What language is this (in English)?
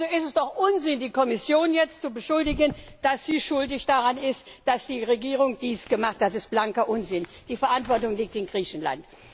German